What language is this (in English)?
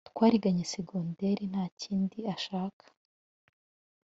Kinyarwanda